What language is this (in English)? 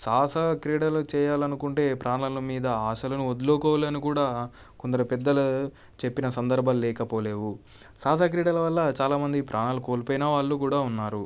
Telugu